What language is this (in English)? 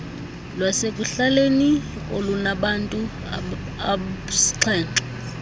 Xhosa